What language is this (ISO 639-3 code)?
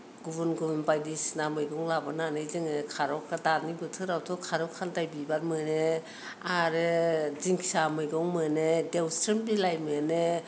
brx